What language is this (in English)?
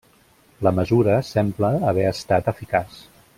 Catalan